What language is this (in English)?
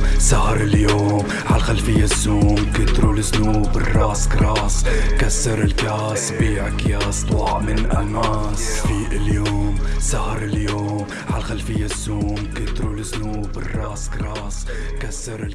Arabic